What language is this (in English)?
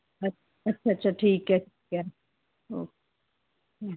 Punjabi